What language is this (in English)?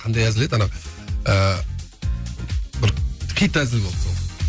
Kazakh